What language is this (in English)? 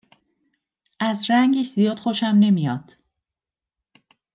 Persian